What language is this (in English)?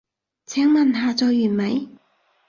Cantonese